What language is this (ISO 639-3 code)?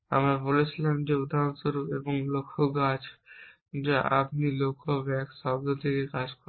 ben